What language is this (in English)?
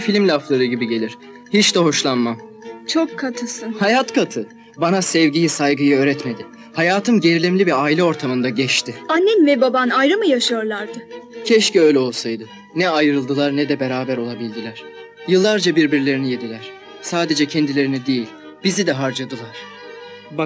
Turkish